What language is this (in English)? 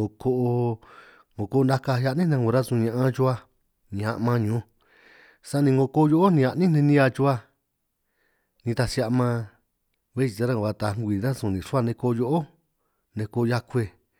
San Martín Itunyoso Triqui